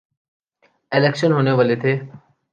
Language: Urdu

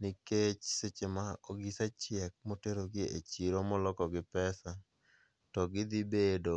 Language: Luo (Kenya and Tanzania)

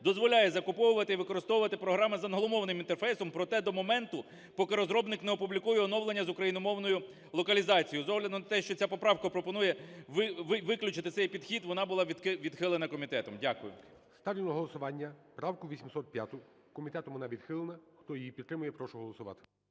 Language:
Ukrainian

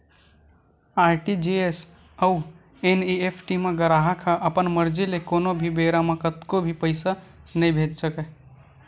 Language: Chhattisgarhi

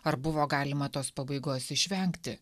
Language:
Lithuanian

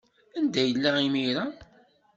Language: Kabyle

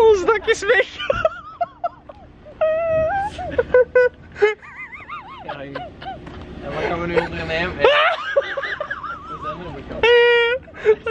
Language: Dutch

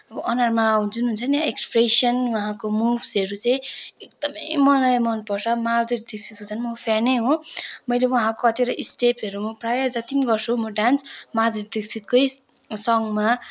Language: Nepali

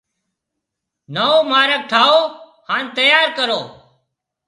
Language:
Marwari (Pakistan)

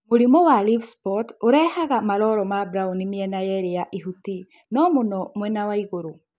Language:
Kikuyu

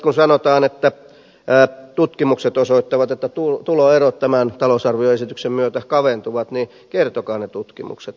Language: Finnish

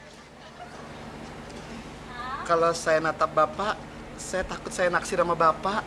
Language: Indonesian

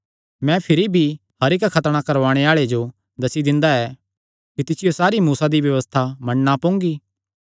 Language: Kangri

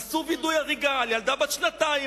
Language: Hebrew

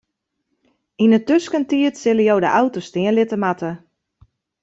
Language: Western Frisian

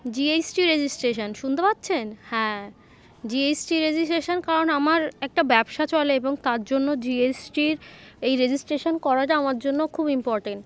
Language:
Bangla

